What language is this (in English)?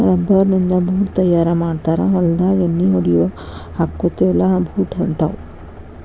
Kannada